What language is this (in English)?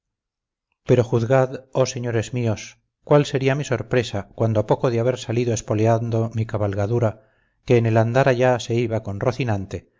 Spanish